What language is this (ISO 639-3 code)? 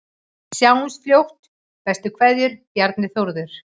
isl